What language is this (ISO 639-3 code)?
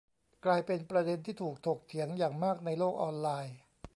tha